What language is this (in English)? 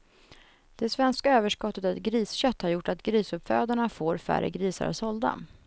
Swedish